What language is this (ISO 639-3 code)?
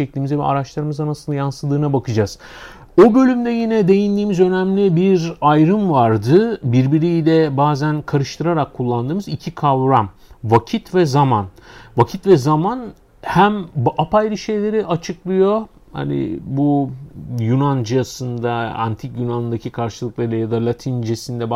tur